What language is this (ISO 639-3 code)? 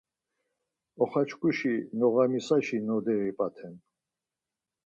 lzz